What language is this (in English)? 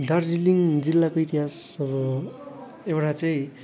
Nepali